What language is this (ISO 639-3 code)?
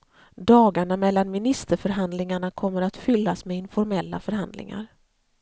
swe